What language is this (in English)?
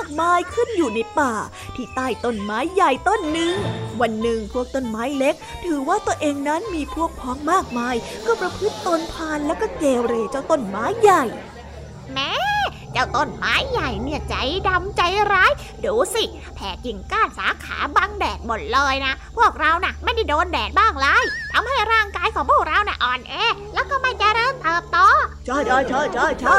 Thai